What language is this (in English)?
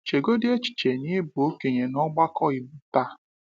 Igbo